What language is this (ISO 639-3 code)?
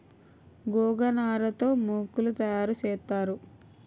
tel